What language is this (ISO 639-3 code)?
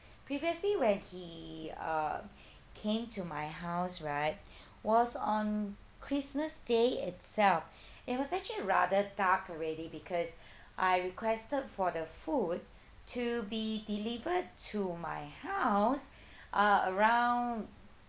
eng